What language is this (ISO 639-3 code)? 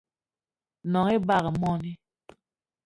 eto